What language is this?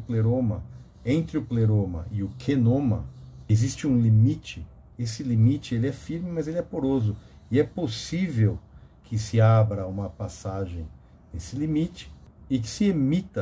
Portuguese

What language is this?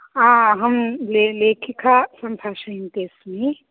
Sanskrit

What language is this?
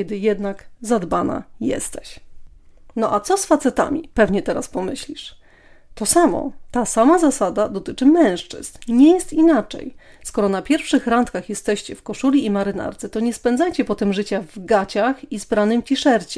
Polish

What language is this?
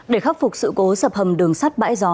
Vietnamese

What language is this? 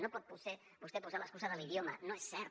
Catalan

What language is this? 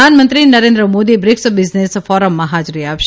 Gujarati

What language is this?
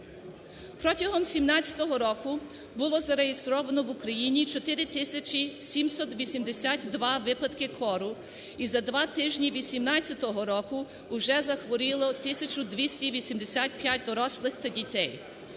Ukrainian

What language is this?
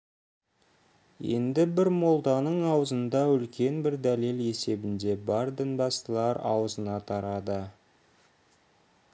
Kazakh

